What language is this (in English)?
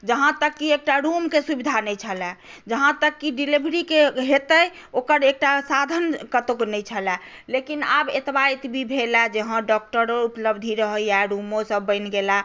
Maithili